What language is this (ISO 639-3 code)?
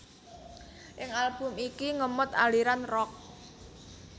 jav